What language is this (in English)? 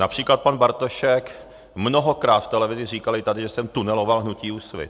Czech